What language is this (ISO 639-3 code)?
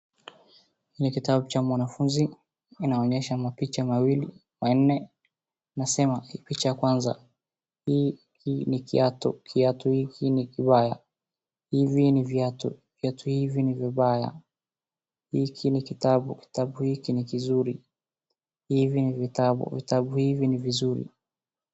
swa